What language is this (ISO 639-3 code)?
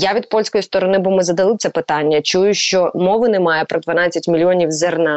ukr